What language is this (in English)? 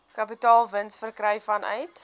Afrikaans